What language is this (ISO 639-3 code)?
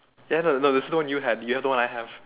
eng